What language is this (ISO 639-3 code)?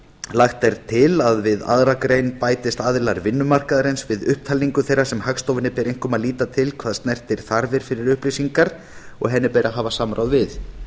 isl